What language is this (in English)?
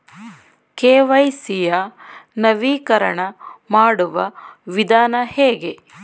Kannada